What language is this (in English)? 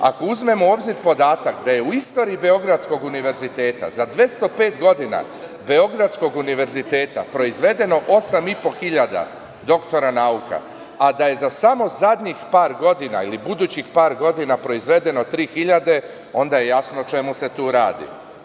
Serbian